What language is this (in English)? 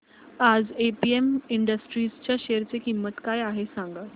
Marathi